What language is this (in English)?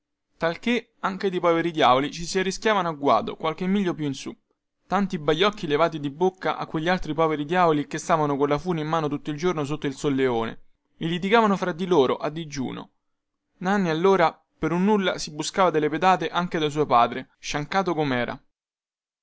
Italian